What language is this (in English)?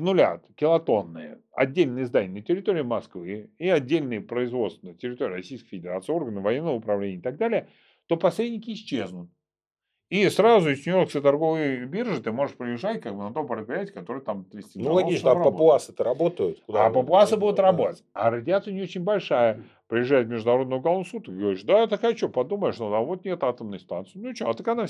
Russian